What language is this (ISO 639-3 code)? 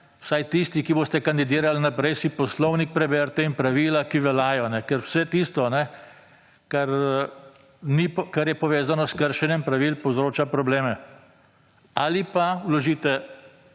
slv